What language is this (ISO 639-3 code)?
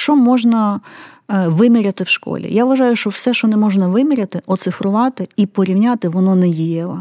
ukr